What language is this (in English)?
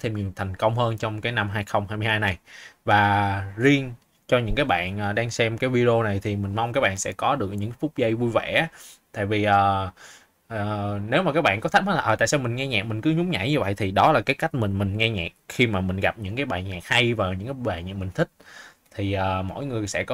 Vietnamese